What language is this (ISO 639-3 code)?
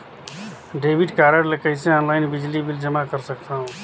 hne